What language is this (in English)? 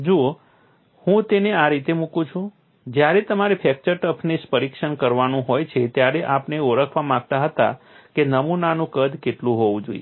Gujarati